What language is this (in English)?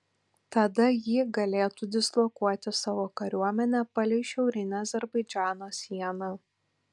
Lithuanian